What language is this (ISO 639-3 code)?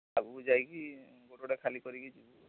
ori